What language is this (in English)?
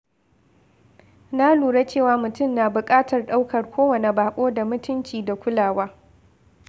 Hausa